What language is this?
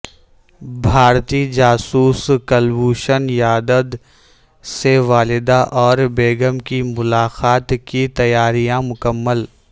Urdu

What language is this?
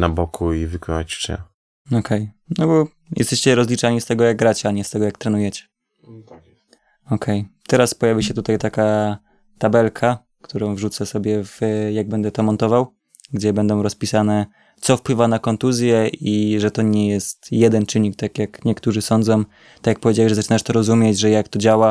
Polish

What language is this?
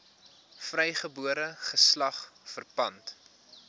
Afrikaans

